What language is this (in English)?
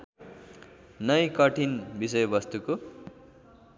Nepali